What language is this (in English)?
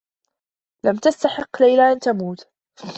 Arabic